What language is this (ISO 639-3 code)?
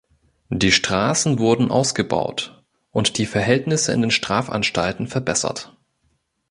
deu